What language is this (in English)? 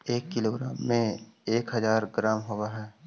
Magahi